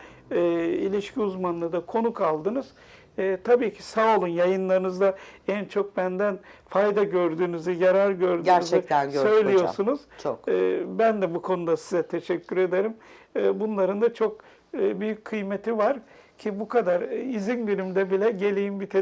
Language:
Turkish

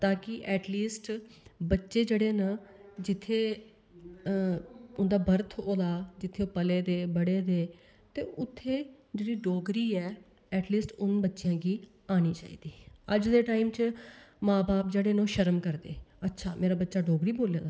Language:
Dogri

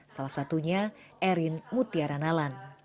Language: Indonesian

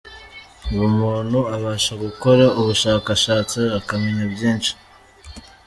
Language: Kinyarwanda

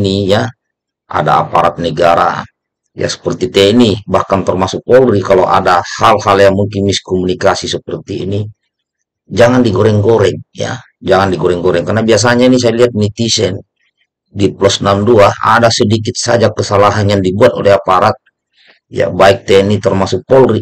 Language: Indonesian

